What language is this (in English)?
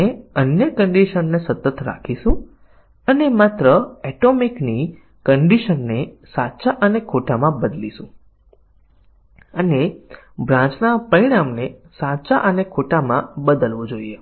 Gujarati